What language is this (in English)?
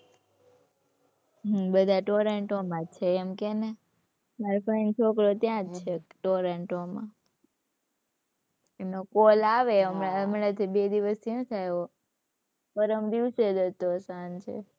Gujarati